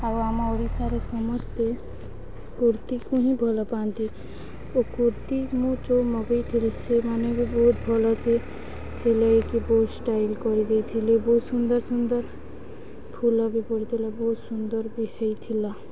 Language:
Odia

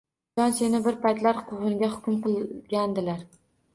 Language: Uzbek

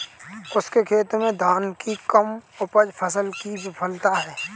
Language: Hindi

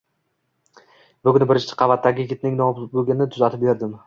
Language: Uzbek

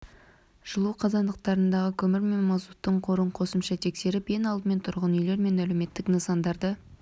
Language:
Kazakh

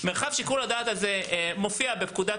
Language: Hebrew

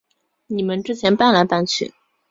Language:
Chinese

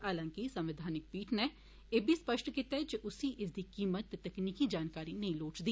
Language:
Dogri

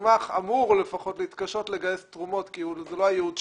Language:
Hebrew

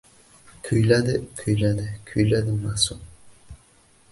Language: Uzbek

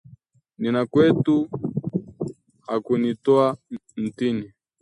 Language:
Swahili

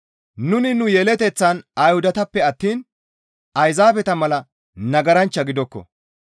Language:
Gamo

